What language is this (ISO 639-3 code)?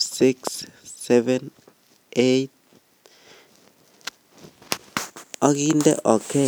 kln